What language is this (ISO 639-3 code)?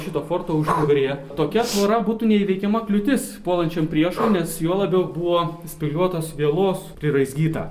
lit